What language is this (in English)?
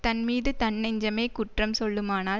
Tamil